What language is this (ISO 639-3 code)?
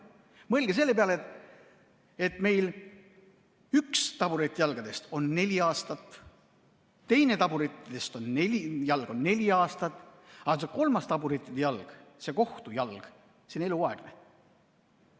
est